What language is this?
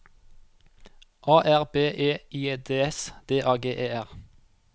Norwegian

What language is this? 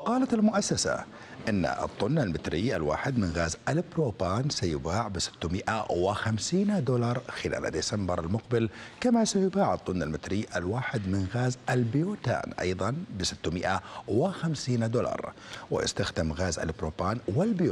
Arabic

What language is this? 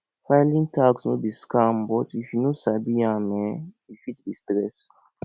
Nigerian Pidgin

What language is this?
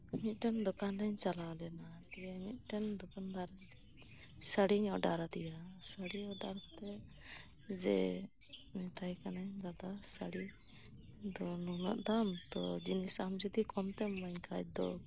Santali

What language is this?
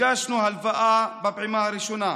Hebrew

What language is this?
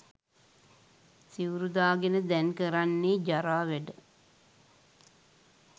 Sinhala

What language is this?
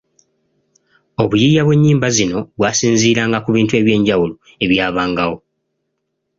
Ganda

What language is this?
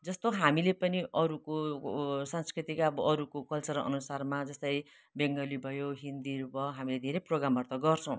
Nepali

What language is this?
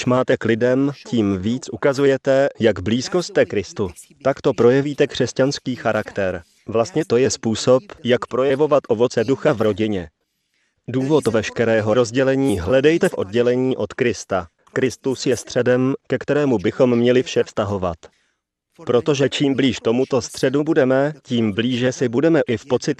Czech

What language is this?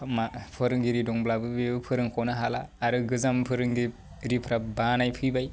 Bodo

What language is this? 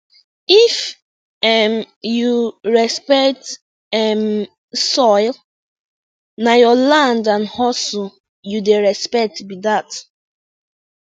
Nigerian Pidgin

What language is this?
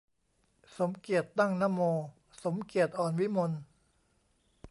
Thai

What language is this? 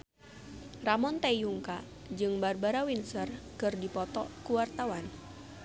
Sundanese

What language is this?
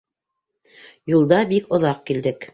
Bashkir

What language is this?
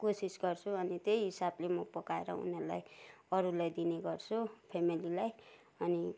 Nepali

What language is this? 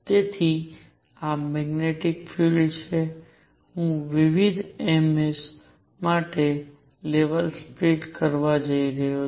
Gujarati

